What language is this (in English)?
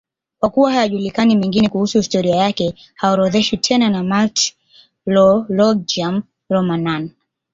Swahili